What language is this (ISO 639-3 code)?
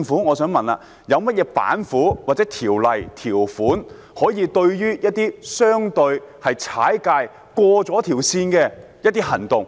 yue